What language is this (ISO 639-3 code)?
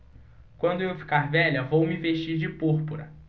por